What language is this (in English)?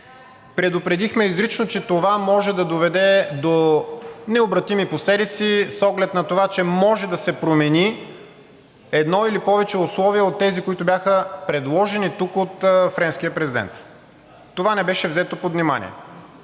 Bulgarian